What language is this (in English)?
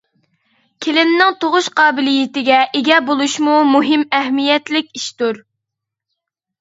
Uyghur